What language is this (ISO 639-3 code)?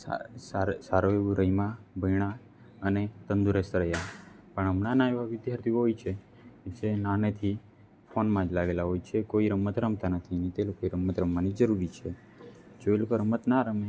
guj